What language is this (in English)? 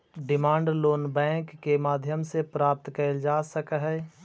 Magahi